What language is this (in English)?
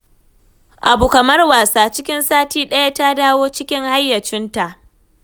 Hausa